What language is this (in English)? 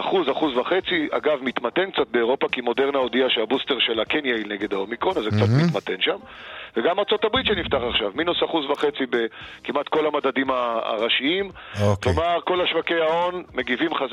Hebrew